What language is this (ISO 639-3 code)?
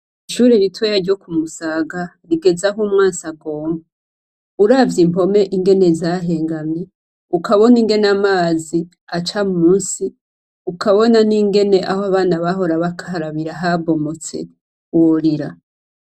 run